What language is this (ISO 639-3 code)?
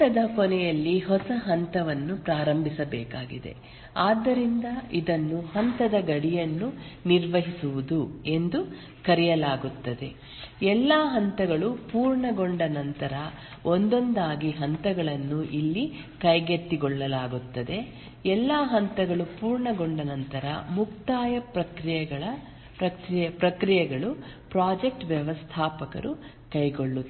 kan